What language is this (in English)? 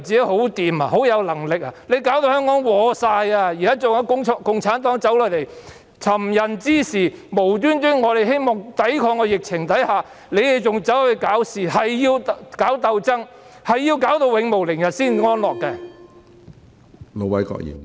Cantonese